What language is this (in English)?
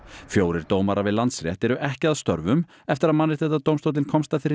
Icelandic